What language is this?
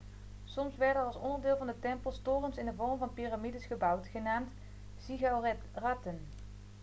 Dutch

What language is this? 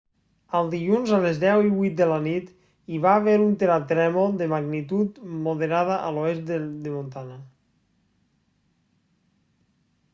Catalan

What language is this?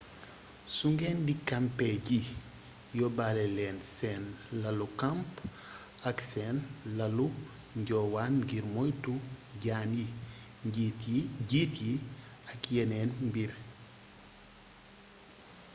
Wolof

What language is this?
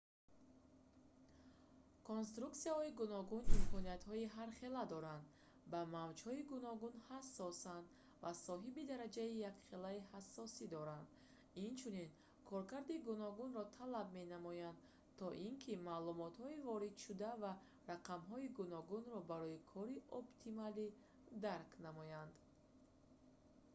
Tajik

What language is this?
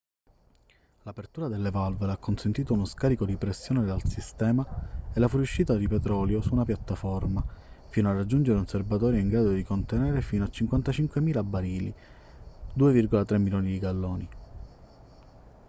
Italian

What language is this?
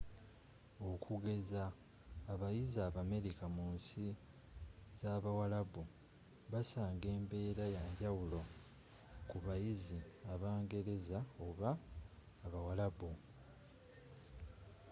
Ganda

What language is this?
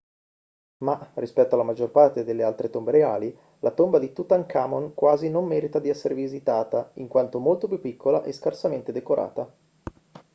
Italian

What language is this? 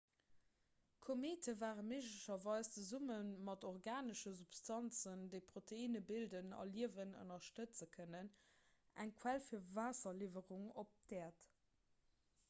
Luxembourgish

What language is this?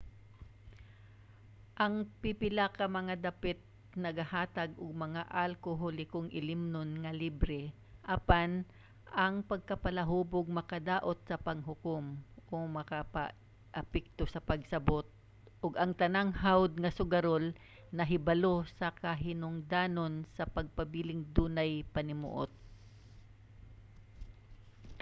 Cebuano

